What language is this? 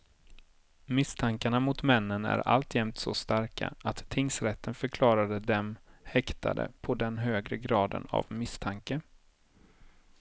Swedish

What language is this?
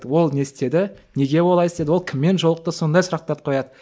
Kazakh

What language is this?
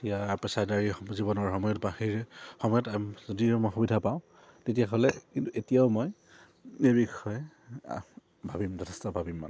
Assamese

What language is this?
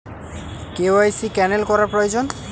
Bangla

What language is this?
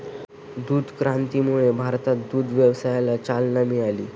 Marathi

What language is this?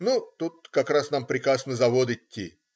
Russian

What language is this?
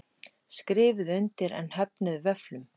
Icelandic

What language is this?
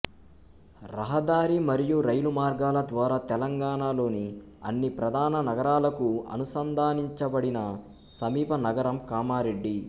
Telugu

